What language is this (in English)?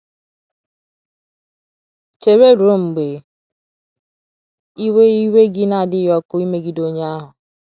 Igbo